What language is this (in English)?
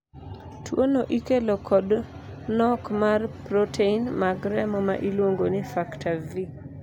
Luo (Kenya and Tanzania)